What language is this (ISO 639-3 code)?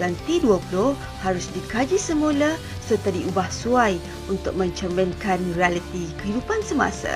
msa